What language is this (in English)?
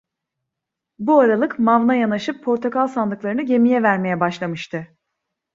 Turkish